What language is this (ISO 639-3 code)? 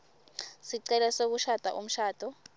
ssw